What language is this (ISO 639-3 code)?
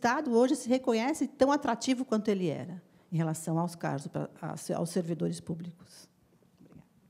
por